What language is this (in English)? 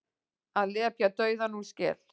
Icelandic